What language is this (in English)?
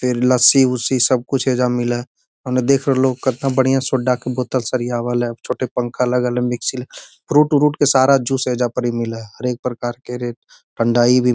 Magahi